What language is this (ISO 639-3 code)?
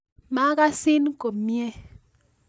kln